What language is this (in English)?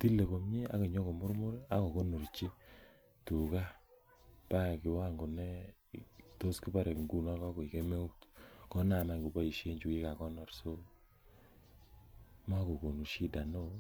Kalenjin